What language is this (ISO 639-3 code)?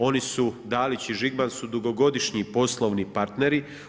hrv